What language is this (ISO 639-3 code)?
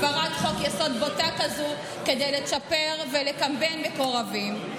heb